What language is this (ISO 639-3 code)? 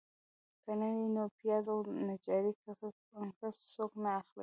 pus